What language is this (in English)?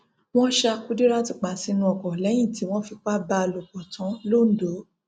Yoruba